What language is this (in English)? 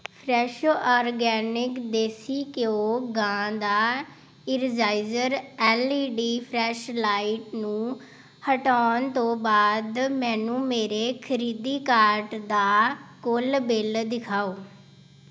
Punjabi